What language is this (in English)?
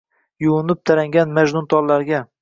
Uzbek